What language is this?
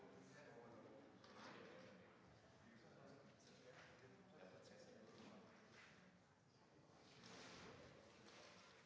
Danish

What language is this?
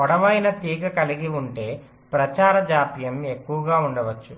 Telugu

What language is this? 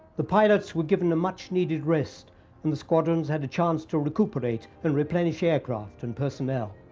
English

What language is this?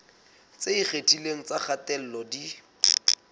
Southern Sotho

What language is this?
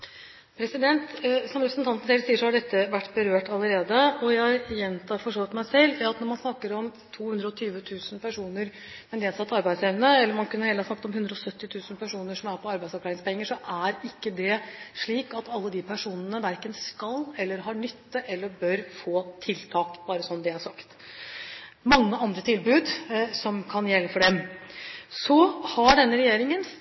Norwegian Bokmål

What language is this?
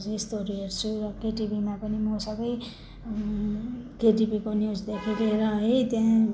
Nepali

